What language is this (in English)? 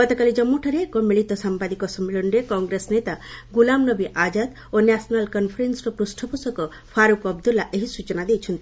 Odia